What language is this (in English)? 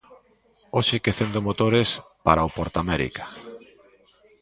Galician